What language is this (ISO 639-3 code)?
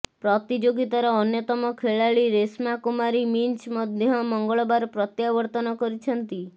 ori